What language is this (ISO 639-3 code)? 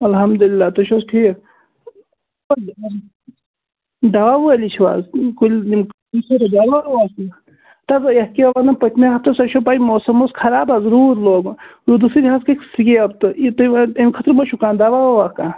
kas